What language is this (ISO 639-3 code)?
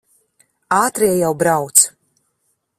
lav